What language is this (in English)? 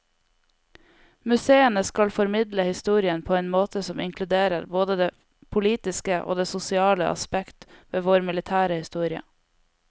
Norwegian